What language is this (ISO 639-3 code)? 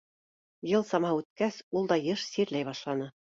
bak